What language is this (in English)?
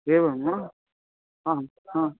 Sanskrit